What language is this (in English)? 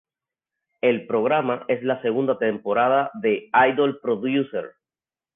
Spanish